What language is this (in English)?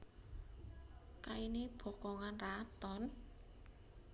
Javanese